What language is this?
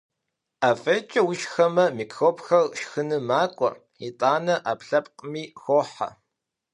Kabardian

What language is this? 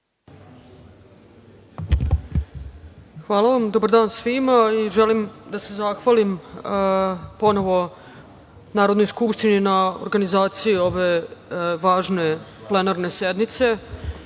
Serbian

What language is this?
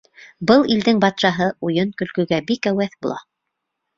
Bashkir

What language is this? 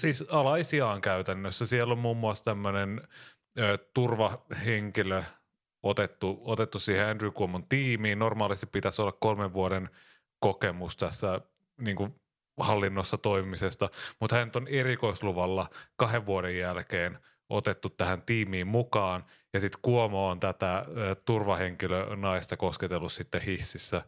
Finnish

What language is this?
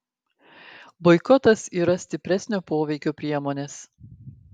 Lithuanian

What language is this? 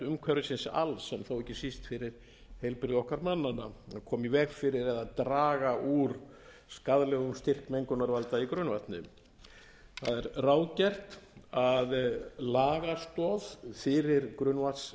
Icelandic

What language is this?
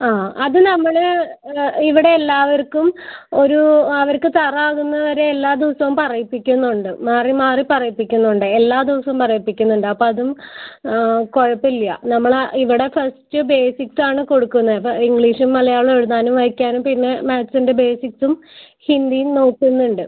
Malayalam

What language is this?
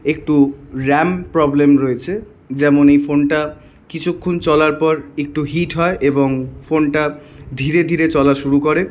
Bangla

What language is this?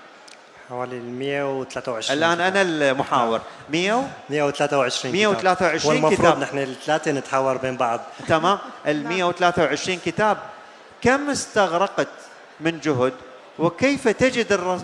Arabic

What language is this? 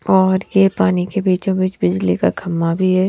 Hindi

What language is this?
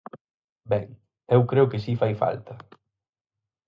Galician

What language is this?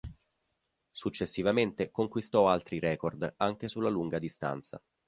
Italian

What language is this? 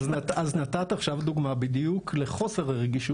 Hebrew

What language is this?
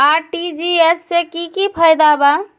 Magahi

